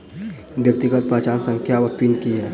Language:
Maithili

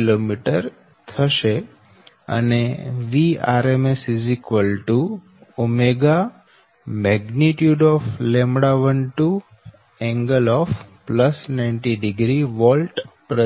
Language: Gujarati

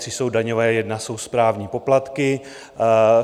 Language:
Czech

